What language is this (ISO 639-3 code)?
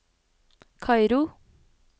nor